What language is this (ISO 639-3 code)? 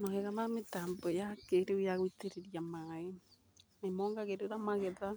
kik